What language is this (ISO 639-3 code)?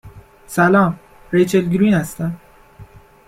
fas